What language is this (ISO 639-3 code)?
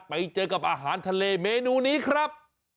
tha